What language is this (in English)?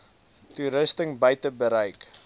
Afrikaans